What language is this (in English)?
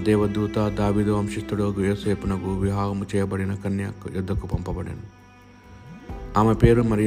Telugu